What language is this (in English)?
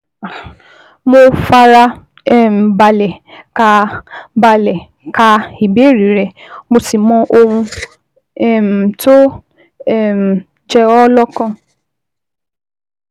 Yoruba